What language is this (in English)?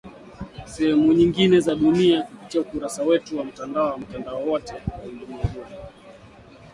Swahili